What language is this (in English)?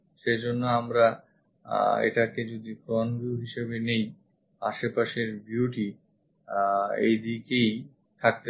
Bangla